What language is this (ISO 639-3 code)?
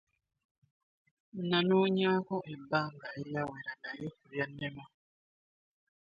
lug